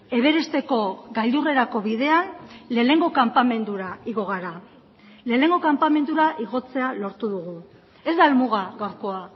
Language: Basque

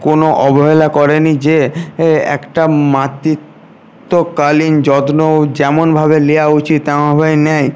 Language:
Bangla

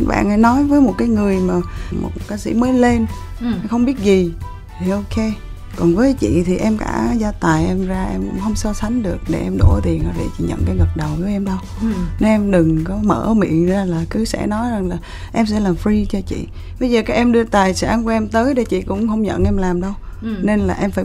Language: Vietnamese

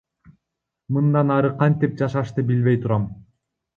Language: Kyrgyz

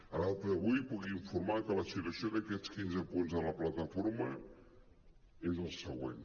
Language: Catalan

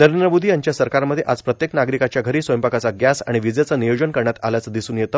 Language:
Marathi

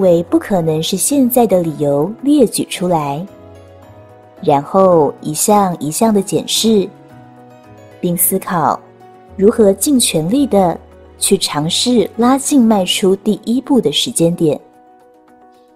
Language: Chinese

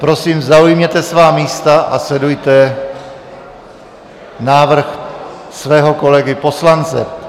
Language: Czech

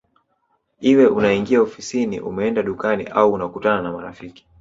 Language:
Swahili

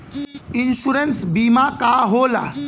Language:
Bhojpuri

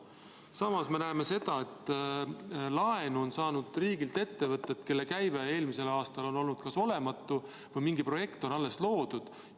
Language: Estonian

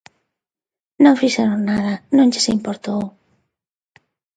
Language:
Galician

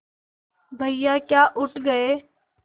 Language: Hindi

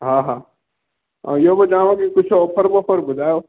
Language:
Sindhi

